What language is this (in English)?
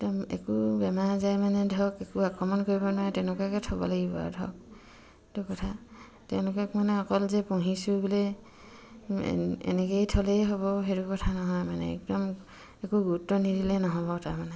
Assamese